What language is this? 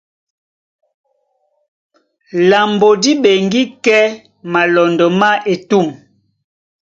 Duala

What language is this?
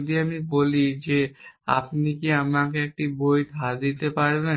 Bangla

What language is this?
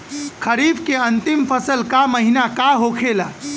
Bhojpuri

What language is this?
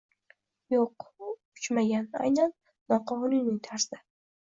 Uzbek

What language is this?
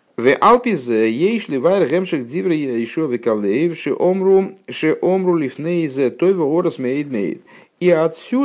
Russian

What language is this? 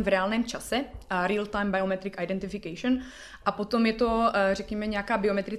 Czech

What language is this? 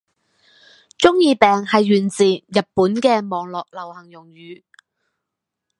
Cantonese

